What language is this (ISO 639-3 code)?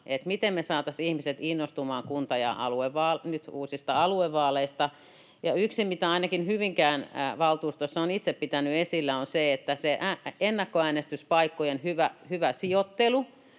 fin